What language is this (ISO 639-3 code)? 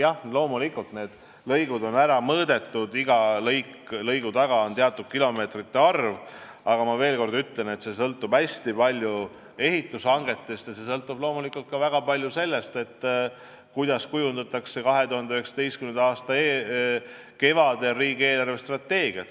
est